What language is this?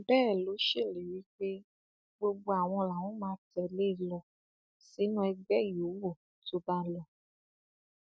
Yoruba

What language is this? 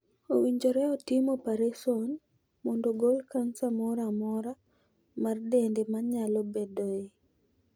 Luo (Kenya and Tanzania)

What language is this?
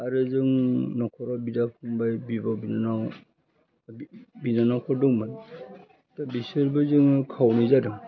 Bodo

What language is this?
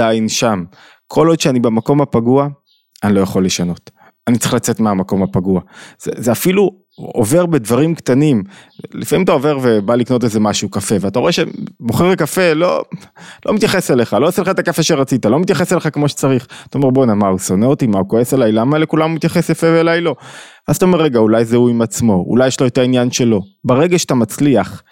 Hebrew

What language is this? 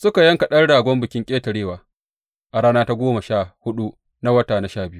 Hausa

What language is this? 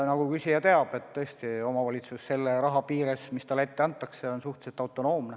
Estonian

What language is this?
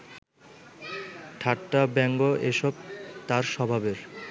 Bangla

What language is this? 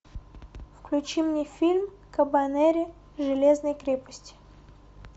Russian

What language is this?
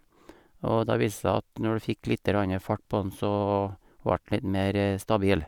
Norwegian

